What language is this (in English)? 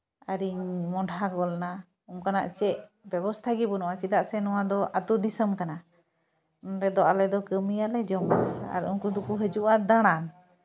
Santali